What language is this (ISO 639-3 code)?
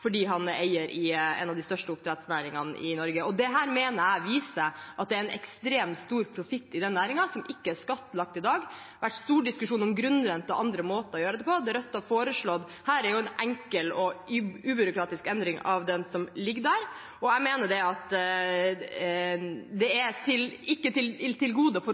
nob